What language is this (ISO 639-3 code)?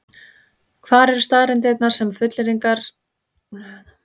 isl